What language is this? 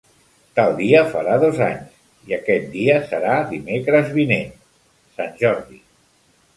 Catalan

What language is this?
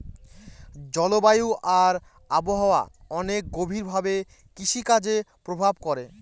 Bangla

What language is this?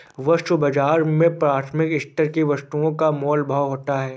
Hindi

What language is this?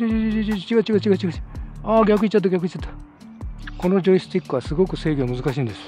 Japanese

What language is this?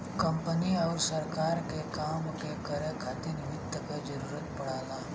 Bhojpuri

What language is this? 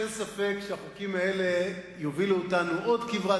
Hebrew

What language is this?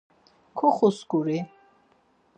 Laz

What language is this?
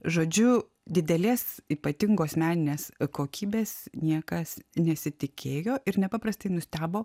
Lithuanian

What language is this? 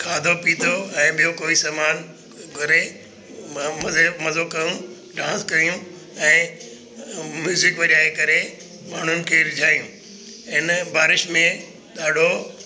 Sindhi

